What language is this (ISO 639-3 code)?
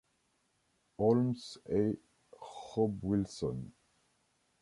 fra